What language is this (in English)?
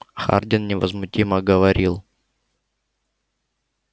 Russian